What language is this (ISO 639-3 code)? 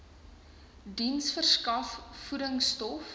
afr